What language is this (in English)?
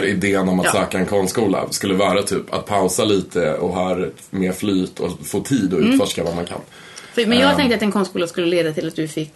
Swedish